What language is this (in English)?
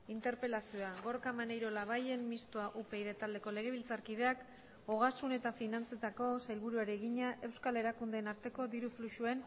Basque